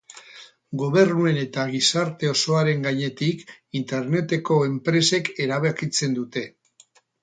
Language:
Basque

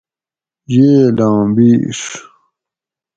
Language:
Gawri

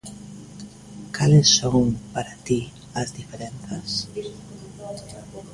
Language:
Galician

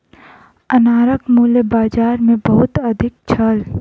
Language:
Maithili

